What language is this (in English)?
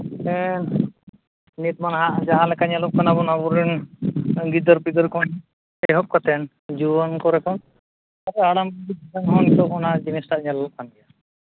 Santali